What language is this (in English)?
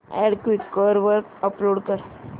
Marathi